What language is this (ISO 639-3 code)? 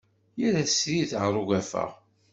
kab